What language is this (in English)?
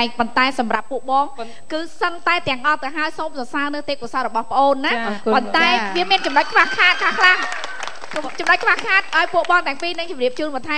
Thai